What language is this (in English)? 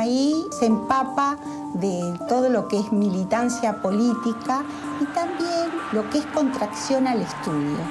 Spanish